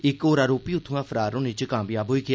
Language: Dogri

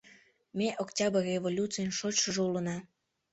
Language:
Mari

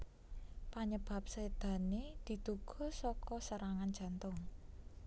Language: Javanese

